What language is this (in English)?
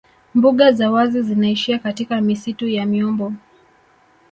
Swahili